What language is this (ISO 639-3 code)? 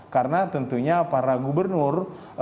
ind